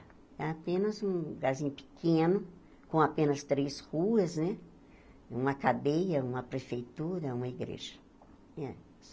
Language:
Portuguese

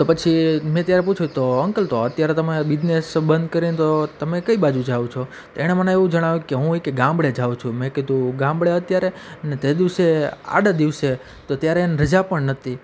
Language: Gujarati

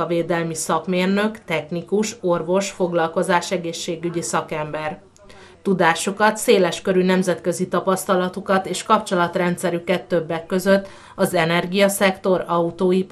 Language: Hungarian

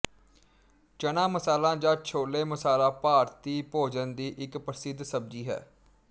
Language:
Punjabi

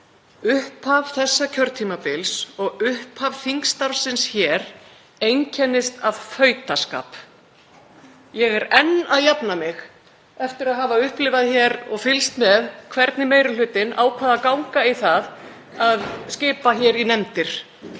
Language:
Icelandic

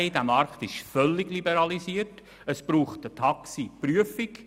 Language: Swiss German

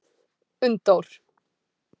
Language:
Icelandic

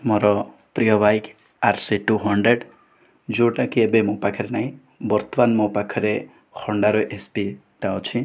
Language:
Odia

